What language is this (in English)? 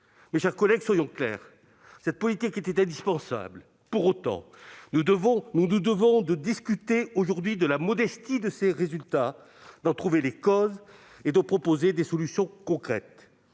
French